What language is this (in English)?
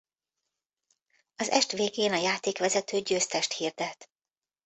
Hungarian